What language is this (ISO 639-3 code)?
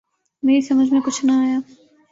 urd